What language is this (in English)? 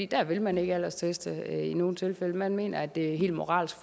Danish